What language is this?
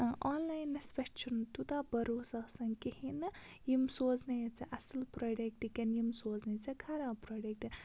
Kashmiri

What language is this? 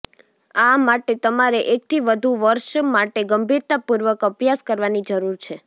Gujarati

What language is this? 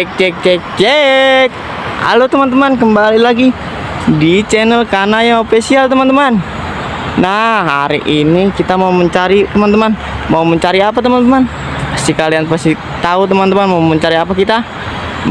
Indonesian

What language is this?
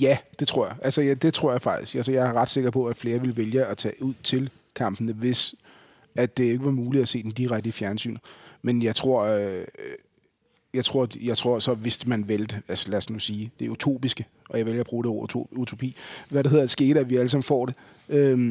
Danish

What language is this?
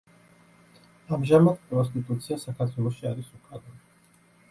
Georgian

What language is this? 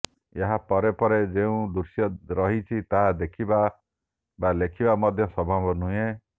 Odia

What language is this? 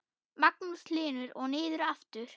Icelandic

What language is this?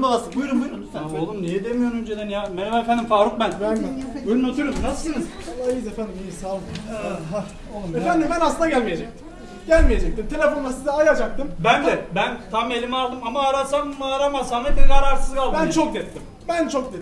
Turkish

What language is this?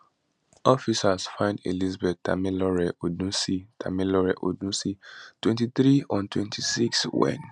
Nigerian Pidgin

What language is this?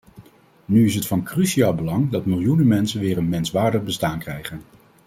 Dutch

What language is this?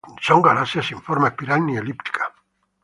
Spanish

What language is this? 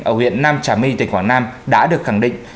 Vietnamese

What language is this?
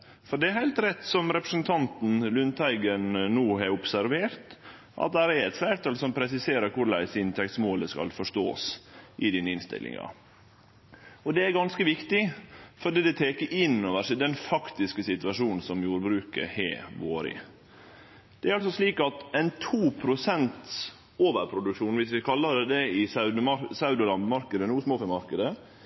Norwegian Nynorsk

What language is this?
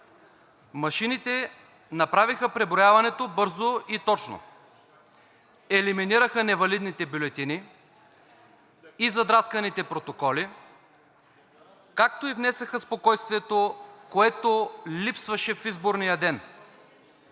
Bulgarian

